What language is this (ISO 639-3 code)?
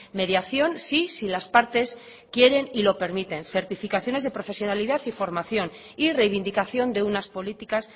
spa